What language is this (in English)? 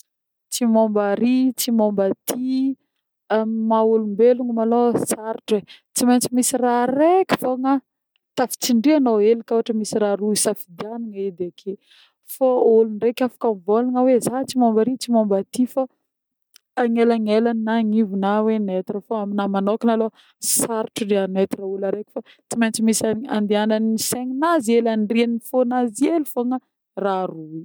Northern Betsimisaraka Malagasy